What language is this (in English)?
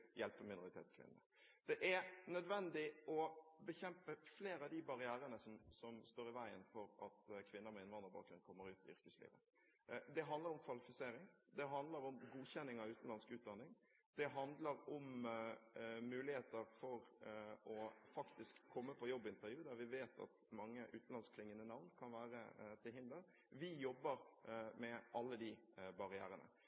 Norwegian Bokmål